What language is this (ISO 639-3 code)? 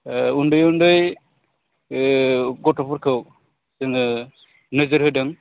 brx